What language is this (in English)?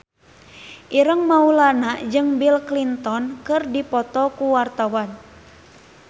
Sundanese